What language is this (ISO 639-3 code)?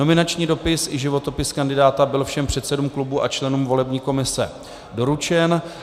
ces